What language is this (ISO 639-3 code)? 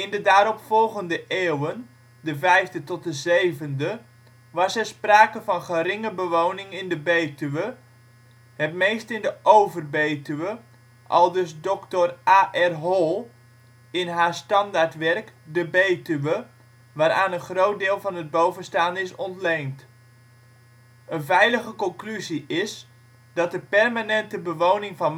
nld